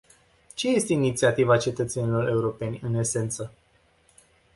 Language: Romanian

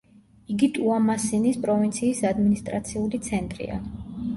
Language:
Georgian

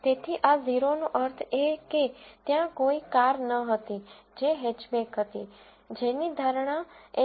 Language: Gujarati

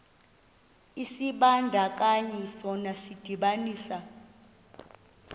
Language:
Xhosa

